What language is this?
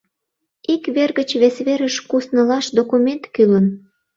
Mari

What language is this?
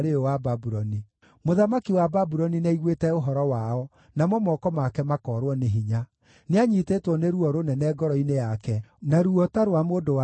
Kikuyu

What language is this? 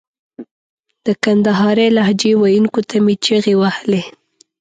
Pashto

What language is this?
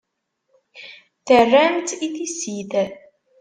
Kabyle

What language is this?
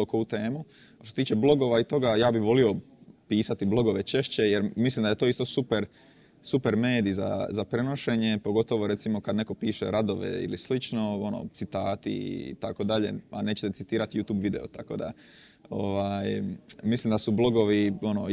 Croatian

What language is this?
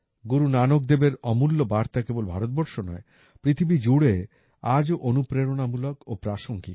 Bangla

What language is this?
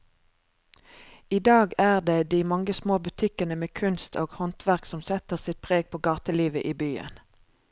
Norwegian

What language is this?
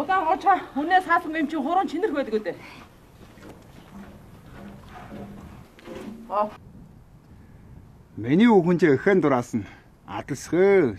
Korean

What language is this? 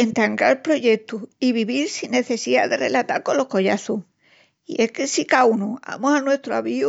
Extremaduran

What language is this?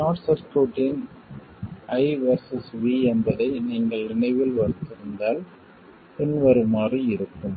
Tamil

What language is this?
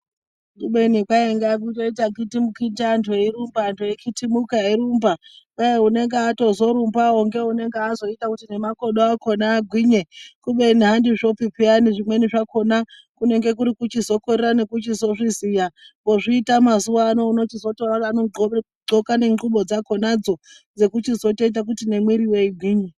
Ndau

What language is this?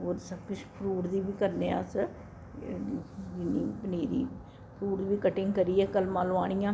Dogri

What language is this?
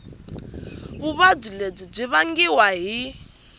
Tsonga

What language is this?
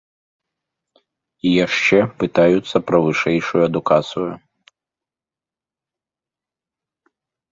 Belarusian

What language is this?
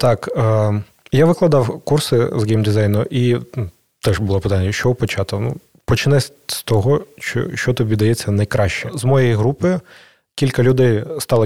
Ukrainian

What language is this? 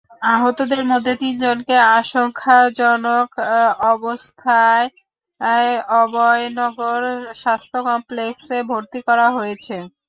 Bangla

